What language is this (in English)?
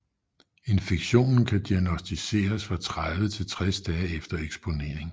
Danish